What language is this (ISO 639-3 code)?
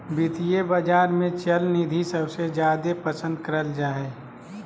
mag